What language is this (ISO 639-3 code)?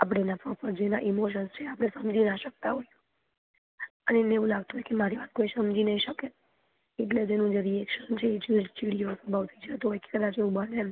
guj